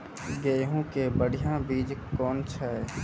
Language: Maithili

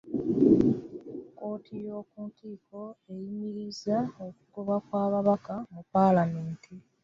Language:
Ganda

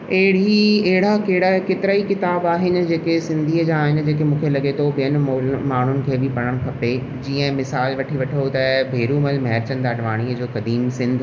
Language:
Sindhi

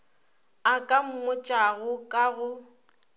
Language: Northern Sotho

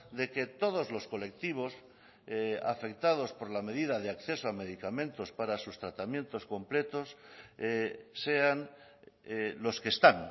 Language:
Spanish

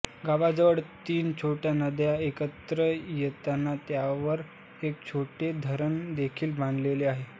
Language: Marathi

